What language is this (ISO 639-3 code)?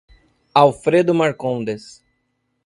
por